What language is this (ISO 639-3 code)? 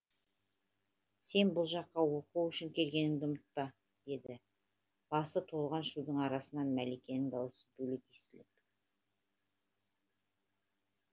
kaz